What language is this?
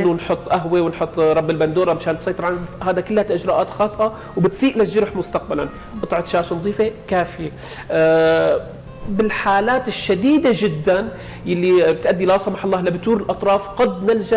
Arabic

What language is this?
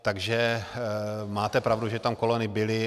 Czech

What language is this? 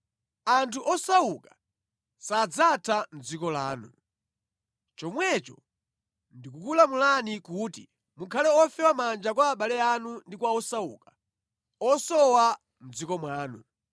Nyanja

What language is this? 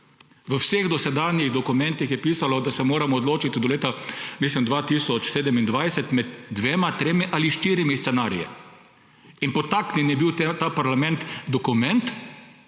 Slovenian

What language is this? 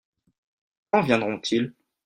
French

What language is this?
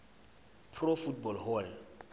Swati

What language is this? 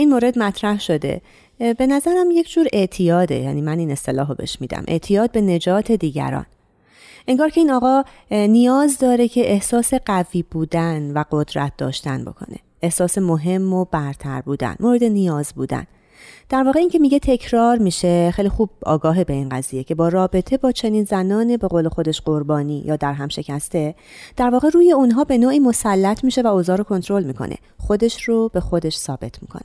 Persian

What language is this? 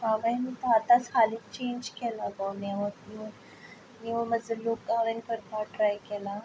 Konkani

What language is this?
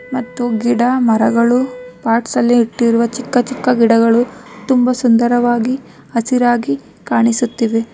Kannada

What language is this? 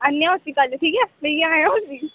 Dogri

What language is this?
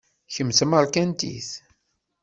Kabyle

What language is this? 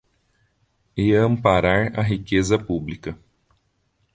Portuguese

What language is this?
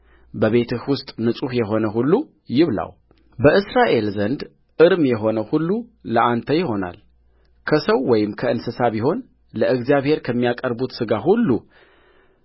Amharic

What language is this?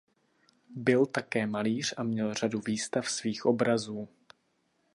Czech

